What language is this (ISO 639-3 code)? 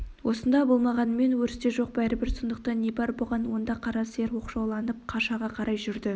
kaz